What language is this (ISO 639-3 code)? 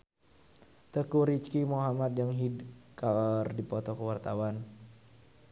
sun